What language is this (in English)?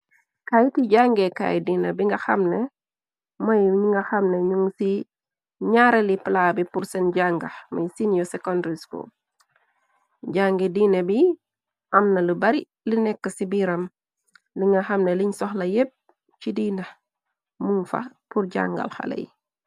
Wolof